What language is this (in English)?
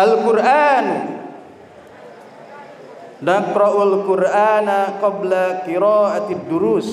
Indonesian